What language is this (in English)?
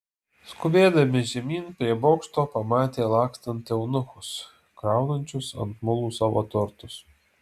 Lithuanian